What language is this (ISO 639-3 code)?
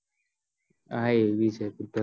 guj